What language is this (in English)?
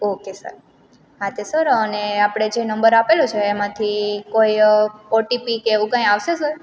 Gujarati